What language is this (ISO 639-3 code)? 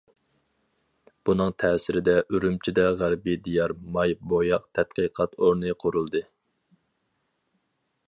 uig